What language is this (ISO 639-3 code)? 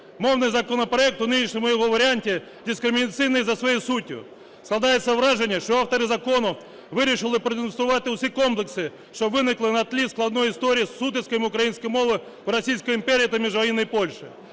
ukr